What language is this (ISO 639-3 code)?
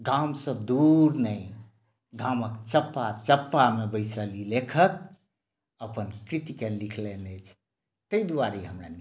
mai